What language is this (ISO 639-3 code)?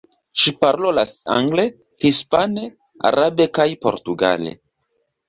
epo